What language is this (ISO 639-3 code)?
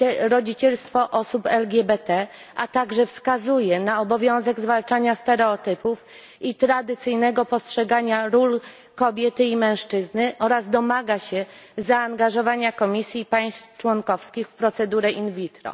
pol